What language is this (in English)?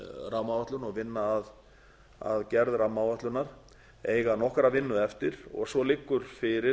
Icelandic